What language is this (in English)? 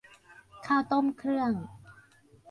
Thai